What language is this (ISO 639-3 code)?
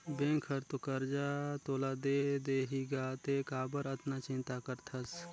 hne